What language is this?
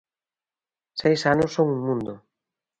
Galician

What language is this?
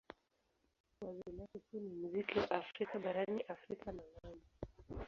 Swahili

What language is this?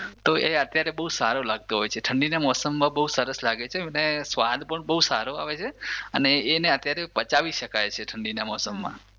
Gujarati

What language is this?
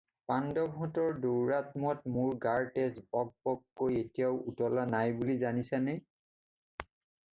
Assamese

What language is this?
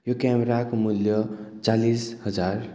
Nepali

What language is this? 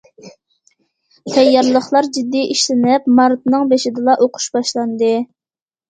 Uyghur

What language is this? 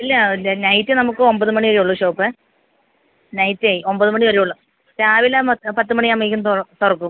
Malayalam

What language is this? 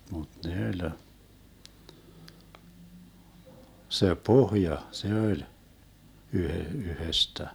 Finnish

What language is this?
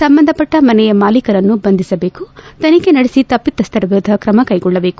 Kannada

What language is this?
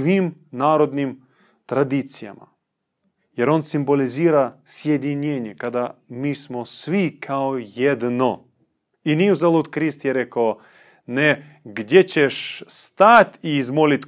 Croatian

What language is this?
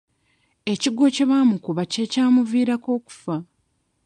Ganda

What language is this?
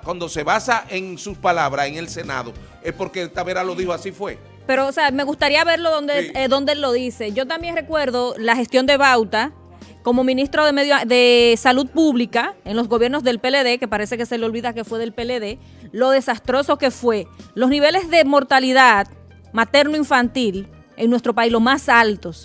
Spanish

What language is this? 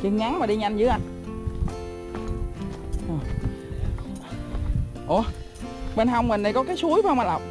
Vietnamese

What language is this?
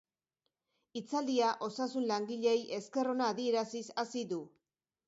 Basque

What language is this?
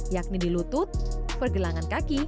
Indonesian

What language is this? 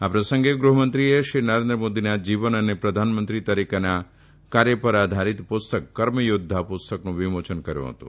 Gujarati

